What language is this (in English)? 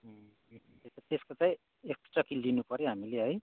Nepali